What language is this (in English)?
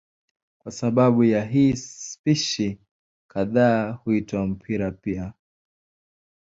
Swahili